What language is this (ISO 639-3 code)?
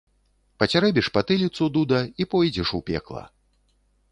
bel